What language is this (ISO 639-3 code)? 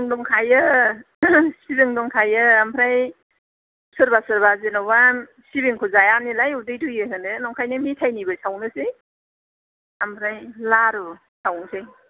brx